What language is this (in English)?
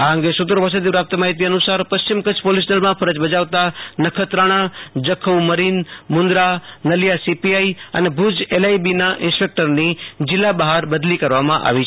Gujarati